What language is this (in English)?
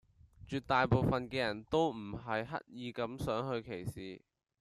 Cantonese